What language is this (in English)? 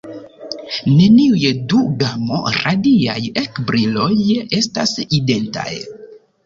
Esperanto